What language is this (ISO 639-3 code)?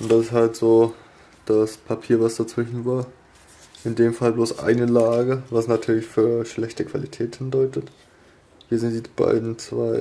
deu